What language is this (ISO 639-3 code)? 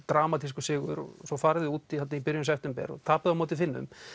isl